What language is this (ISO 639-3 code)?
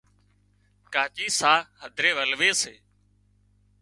kxp